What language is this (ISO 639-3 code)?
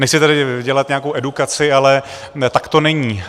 ces